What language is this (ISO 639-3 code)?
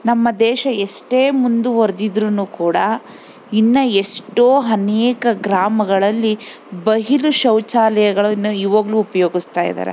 kan